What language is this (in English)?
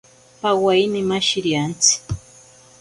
Ashéninka Perené